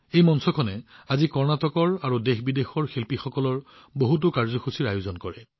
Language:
Assamese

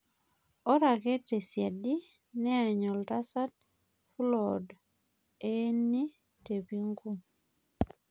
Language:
Masai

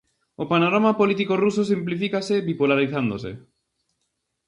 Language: Galician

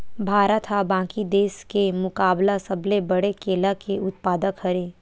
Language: Chhattisgarhi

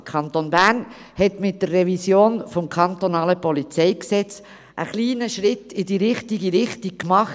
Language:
Swiss German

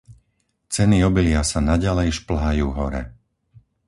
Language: Slovak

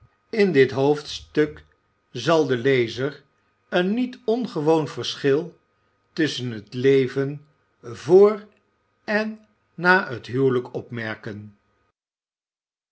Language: Dutch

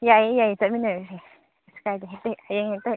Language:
Manipuri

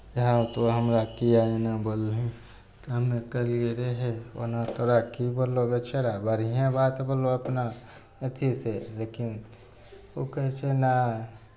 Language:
Maithili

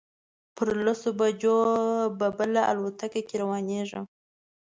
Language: Pashto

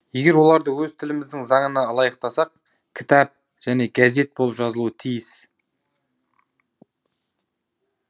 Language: Kazakh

